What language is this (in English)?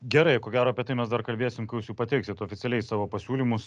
Lithuanian